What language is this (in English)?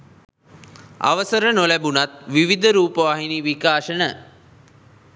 Sinhala